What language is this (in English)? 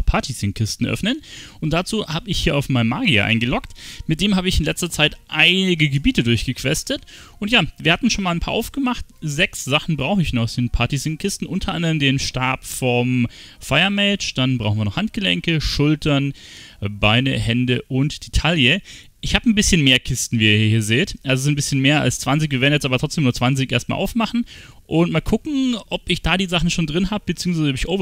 German